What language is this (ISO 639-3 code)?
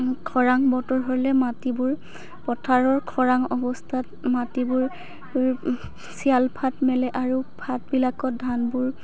asm